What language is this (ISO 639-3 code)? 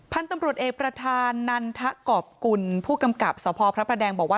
tha